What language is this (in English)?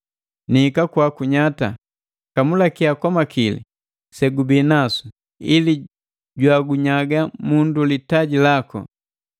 Matengo